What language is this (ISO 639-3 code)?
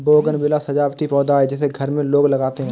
hin